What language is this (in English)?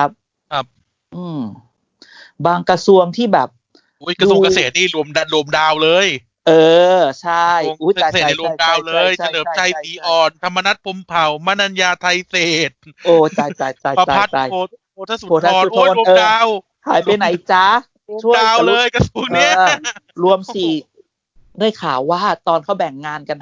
Thai